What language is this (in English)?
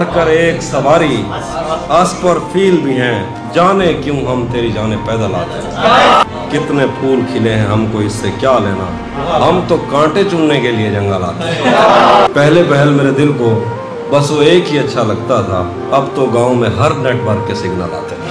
Urdu